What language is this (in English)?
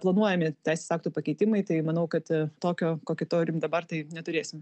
Lithuanian